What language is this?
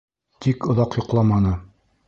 Bashkir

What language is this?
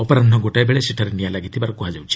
Odia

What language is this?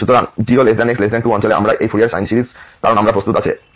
Bangla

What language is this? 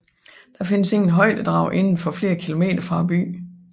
Danish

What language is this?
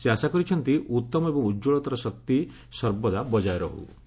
Odia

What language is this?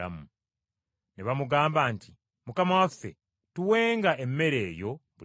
Ganda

